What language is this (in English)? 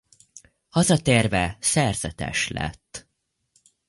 Hungarian